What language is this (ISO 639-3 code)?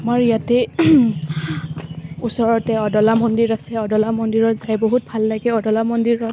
asm